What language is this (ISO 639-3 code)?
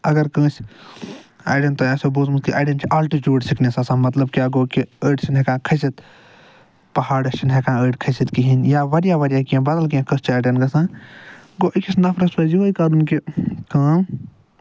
kas